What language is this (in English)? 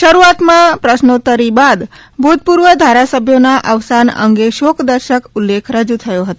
Gujarati